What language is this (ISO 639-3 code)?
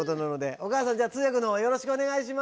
jpn